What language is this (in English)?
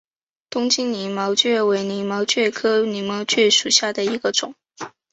Chinese